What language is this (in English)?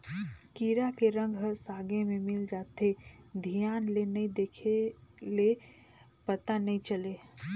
Chhattisgarhi